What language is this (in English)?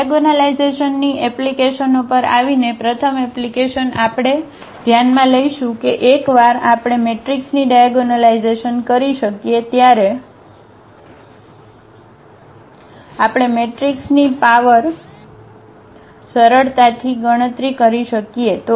Gujarati